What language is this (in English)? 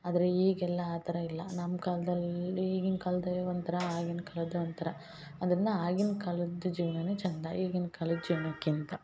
Kannada